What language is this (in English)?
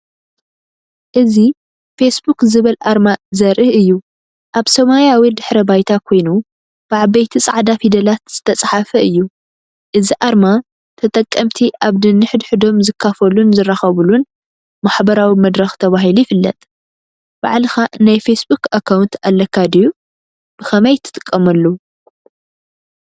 Tigrinya